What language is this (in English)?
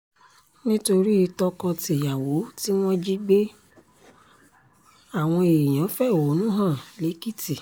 Yoruba